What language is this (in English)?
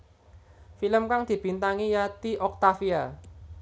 Javanese